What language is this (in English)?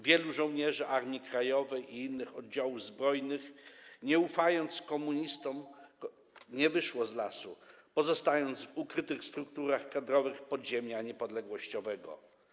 Polish